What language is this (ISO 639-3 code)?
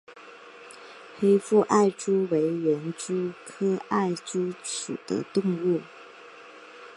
zho